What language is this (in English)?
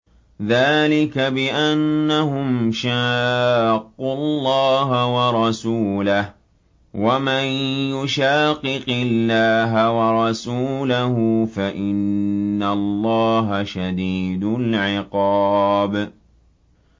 Arabic